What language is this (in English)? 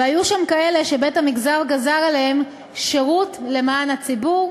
Hebrew